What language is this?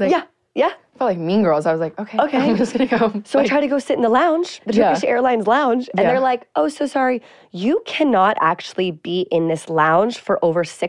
English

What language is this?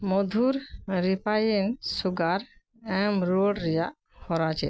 Santali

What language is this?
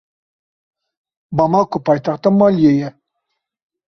Kurdish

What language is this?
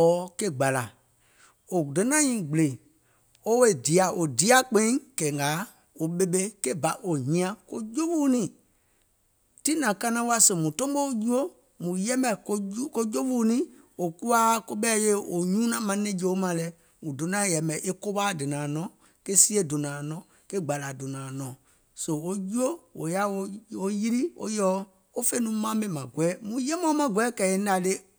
Gola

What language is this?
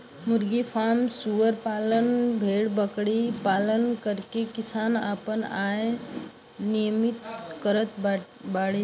Bhojpuri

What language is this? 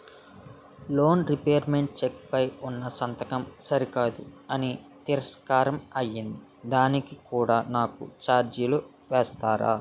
Telugu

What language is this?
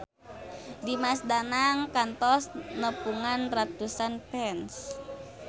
Sundanese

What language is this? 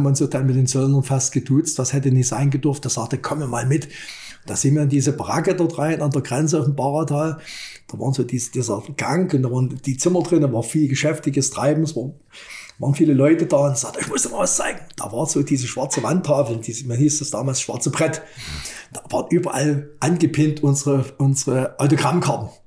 German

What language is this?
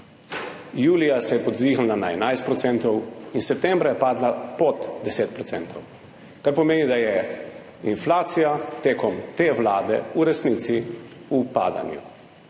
Slovenian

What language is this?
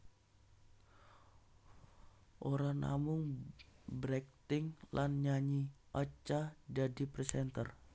Javanese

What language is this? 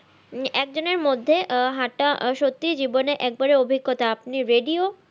Bangla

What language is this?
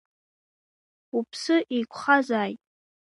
Abkhazian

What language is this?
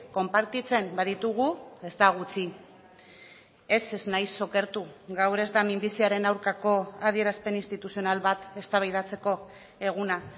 Basque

